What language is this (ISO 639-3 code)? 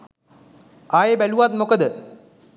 sin